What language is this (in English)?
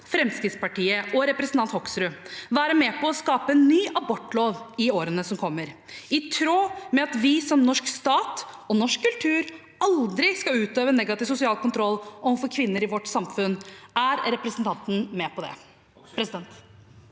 Norwegian